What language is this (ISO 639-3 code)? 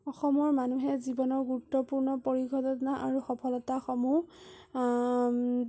asm